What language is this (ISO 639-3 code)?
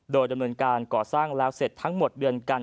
tha